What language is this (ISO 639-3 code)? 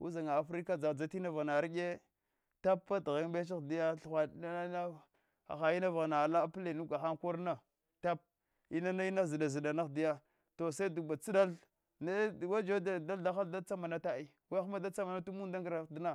hwo